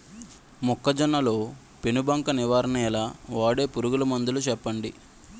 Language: Telugu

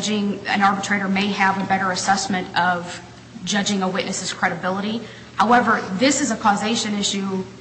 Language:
English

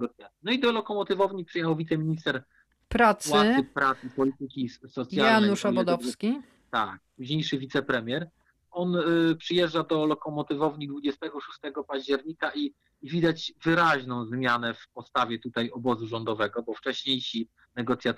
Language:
Polish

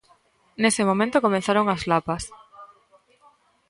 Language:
Galician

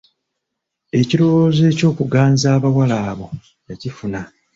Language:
Ganda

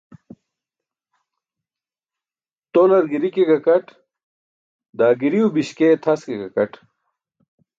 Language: Burushaski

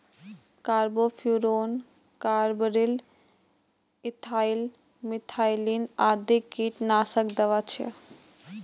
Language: Maithili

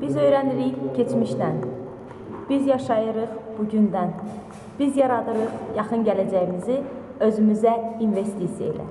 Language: Greek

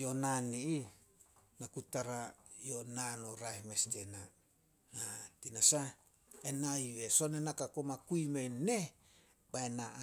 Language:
Solos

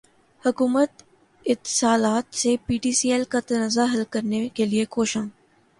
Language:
Urdu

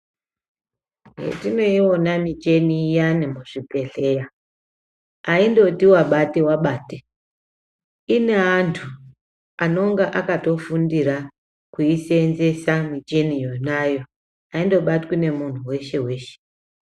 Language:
Ndau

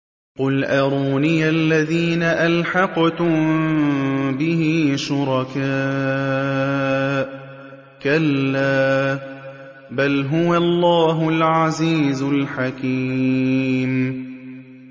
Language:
Arabic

